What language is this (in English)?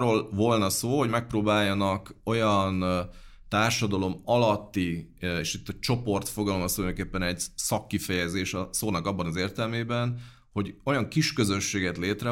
Hungarian